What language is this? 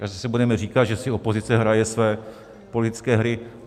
Czech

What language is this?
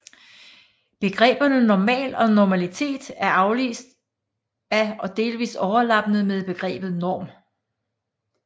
Danish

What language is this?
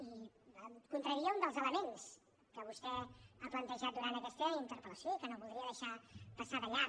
Catalan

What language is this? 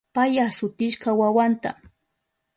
Southern Pastaza Quechua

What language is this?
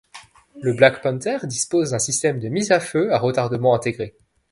French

